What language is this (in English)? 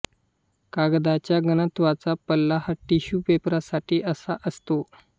Marathi